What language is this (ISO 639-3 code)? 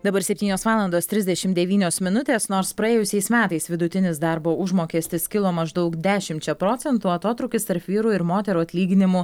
lit